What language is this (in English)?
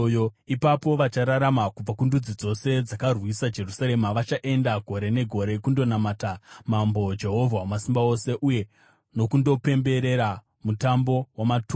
Shona